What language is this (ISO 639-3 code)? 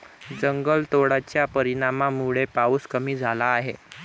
mar